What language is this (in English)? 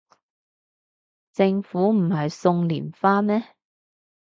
Cantonese